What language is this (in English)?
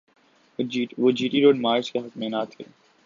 Urdu